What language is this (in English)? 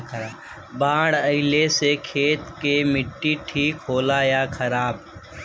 Bhojpuri